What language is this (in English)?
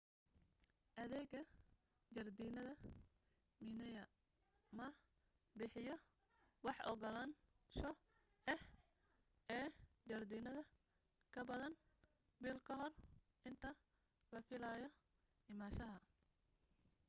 Somali